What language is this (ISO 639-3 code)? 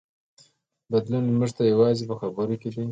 pus